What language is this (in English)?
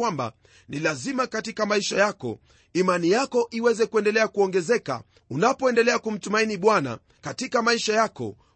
Swahili